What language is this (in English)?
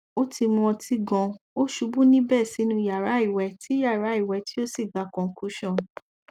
Yoruba